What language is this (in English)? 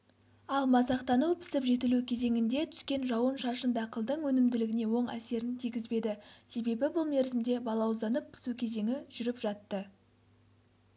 Kazakh